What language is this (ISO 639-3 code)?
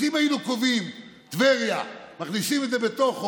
heb